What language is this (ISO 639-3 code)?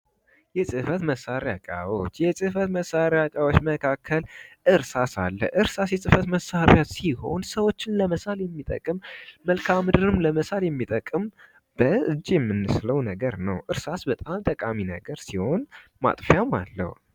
amh